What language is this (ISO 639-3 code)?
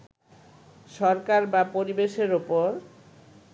ben